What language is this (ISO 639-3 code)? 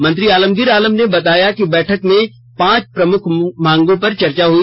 hin